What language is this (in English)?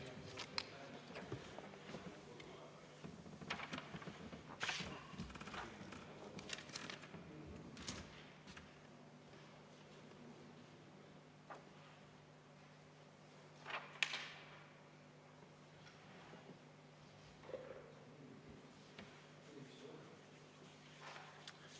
Estonian